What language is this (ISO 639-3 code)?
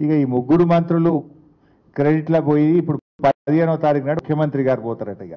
tel